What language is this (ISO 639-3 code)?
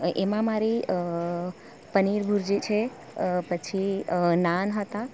guj